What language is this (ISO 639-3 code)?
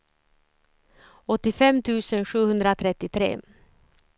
swe